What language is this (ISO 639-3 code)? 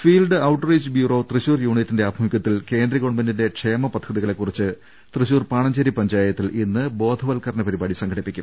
mal